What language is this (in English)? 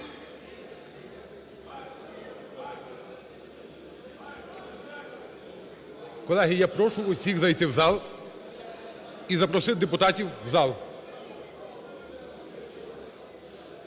Ukrainian